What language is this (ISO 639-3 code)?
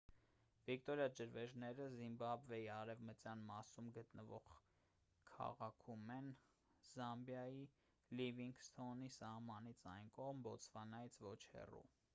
hye